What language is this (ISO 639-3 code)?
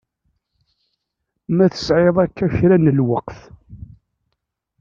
kab